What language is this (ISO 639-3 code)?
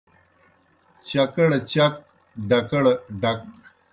plk